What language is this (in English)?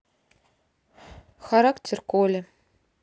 Russian